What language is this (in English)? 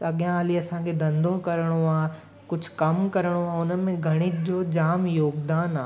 Sindhi